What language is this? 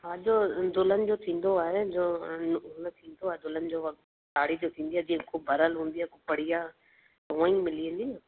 Sindhi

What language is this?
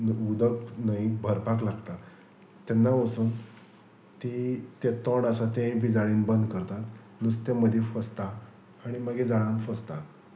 Konkani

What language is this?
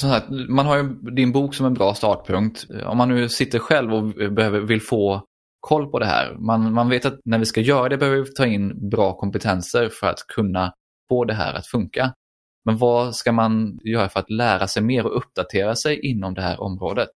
Swedish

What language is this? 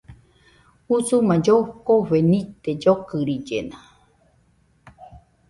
Nüpode Huitoto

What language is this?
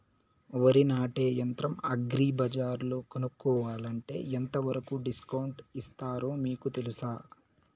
Telugu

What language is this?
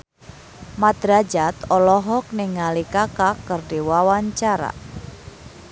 Sundanese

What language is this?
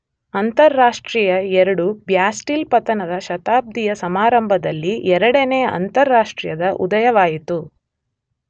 Kannada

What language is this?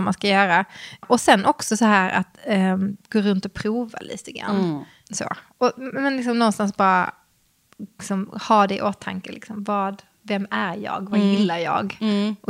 Swedish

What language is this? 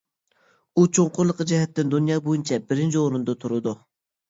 Uyghur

